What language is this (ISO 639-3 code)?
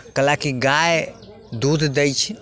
mai